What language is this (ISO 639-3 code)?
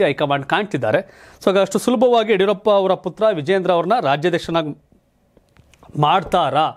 ron